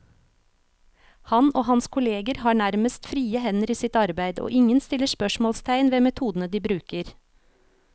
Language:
Norwegian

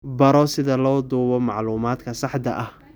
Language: Somali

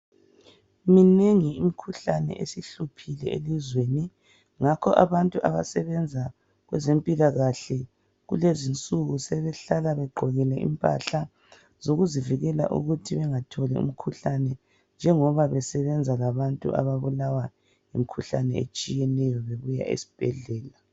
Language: North Ndebele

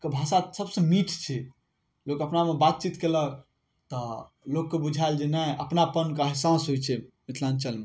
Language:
Maithili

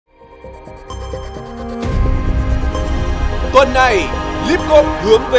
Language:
Vietnamese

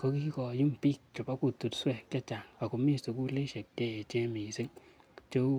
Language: Kalenjin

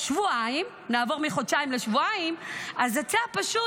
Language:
Hebrew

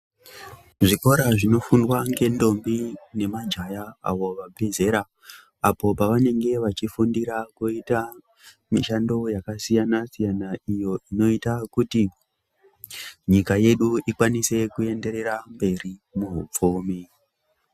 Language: Ndau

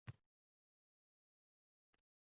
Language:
Uzbek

